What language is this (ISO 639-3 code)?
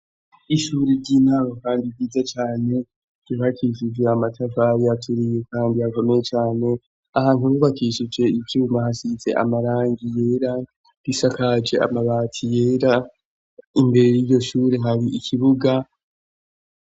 run